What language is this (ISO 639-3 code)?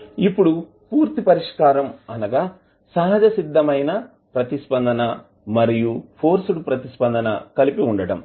tel